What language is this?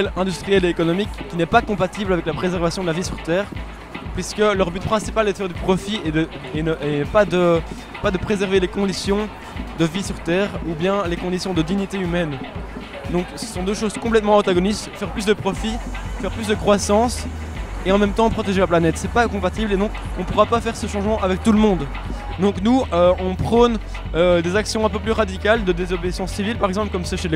French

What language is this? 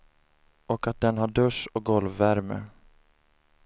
Swedish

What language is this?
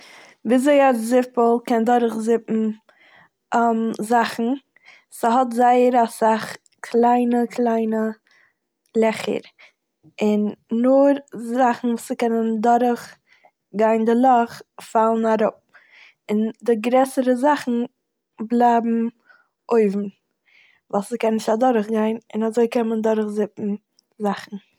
Yiddish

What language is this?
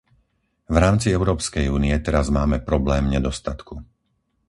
Slovak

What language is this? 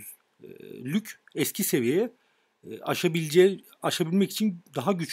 Turkish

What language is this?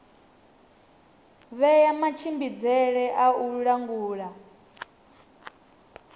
Venda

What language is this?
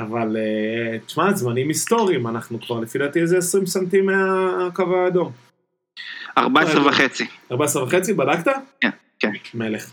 Hebrew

